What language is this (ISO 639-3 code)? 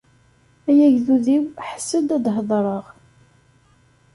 kab